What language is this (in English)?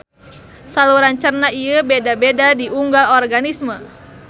Sundanese